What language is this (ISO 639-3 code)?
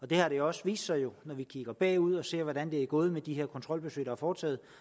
dan